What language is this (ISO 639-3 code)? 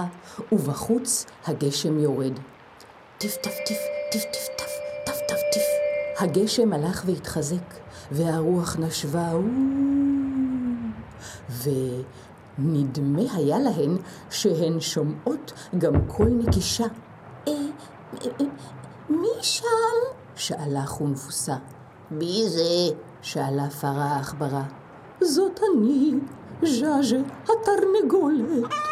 heb